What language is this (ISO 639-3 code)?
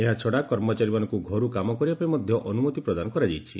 ori